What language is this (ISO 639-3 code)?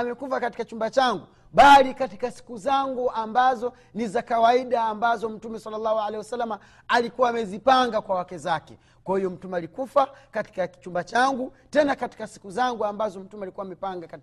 swa